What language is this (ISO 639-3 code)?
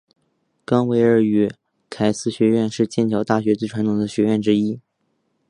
zho